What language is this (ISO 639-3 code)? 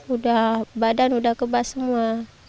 ind